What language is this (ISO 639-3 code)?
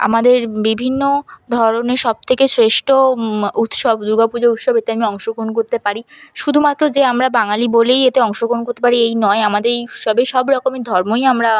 ben